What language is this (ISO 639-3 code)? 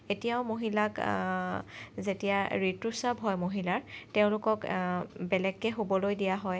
asm